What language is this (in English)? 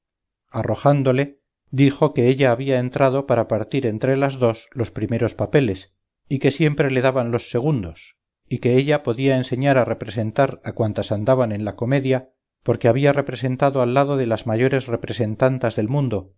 Spanish